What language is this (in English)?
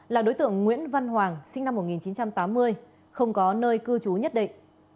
Vietnamese